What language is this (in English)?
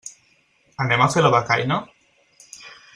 Catalan